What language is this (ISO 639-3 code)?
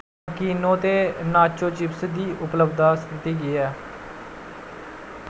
doi